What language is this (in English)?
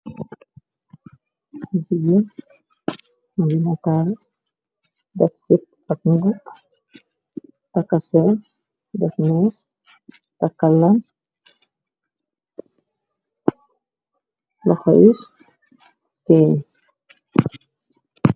Wolof